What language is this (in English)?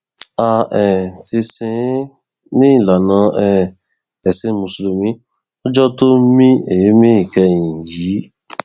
Yoruba